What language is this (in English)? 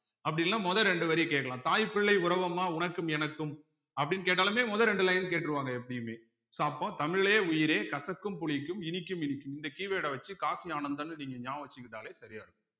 Tamil